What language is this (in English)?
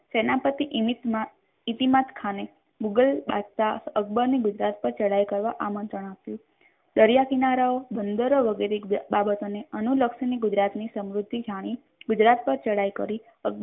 Gujarati